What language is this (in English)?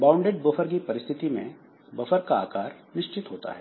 Hindi